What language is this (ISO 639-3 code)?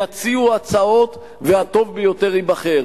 heb